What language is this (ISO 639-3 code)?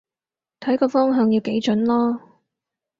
yue